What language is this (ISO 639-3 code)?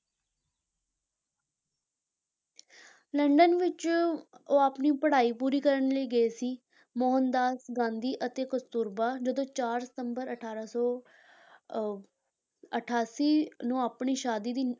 pan